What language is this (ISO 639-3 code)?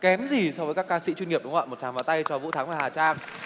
vie